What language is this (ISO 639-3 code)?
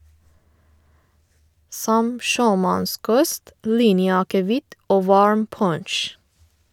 nor